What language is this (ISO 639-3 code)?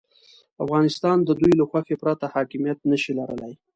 pus